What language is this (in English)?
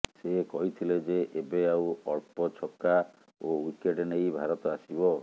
Odia